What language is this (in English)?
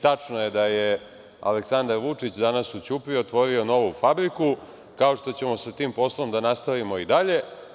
Serbian